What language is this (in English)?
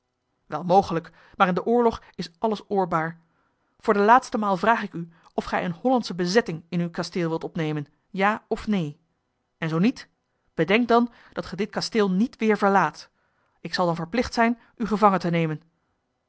Dutch